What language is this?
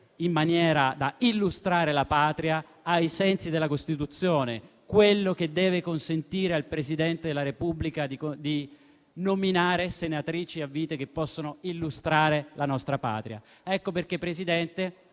Italian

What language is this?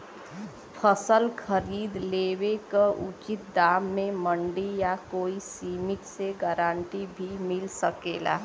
Bhojpuri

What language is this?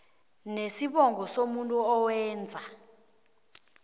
South Ndebele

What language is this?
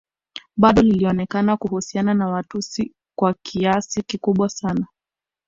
Swahili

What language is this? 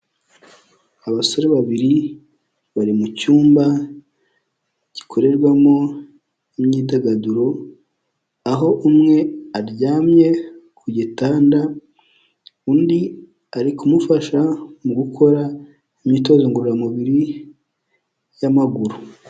Kinyarwanda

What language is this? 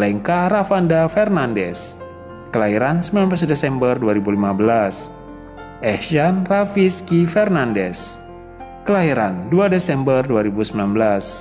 Indonesian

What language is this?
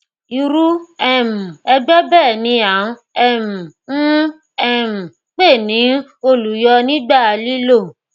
Yoruba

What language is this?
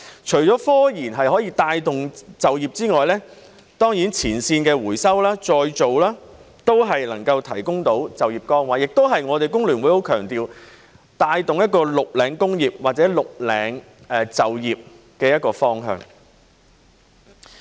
Cantonese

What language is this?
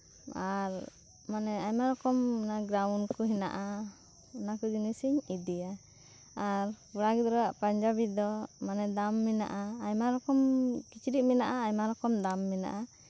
Santali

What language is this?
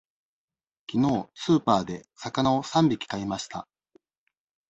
Japanese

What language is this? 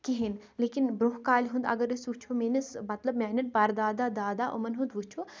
Kashmiri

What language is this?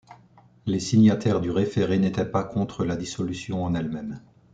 French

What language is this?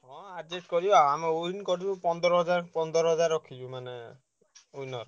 Odia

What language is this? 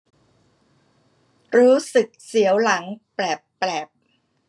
Thai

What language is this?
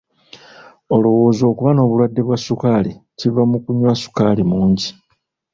Ganda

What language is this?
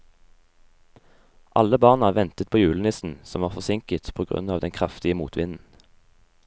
Norwegian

